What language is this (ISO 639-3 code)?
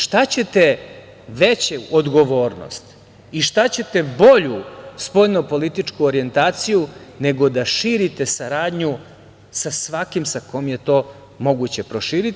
srp